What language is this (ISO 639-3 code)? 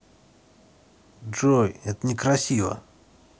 rus